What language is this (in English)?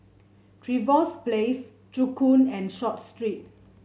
English